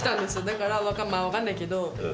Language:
Japanese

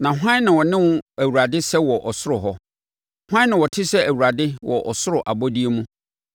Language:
Akan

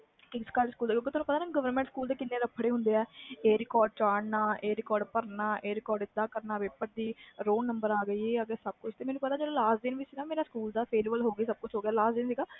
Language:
Punjabi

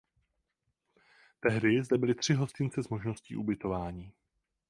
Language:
Czech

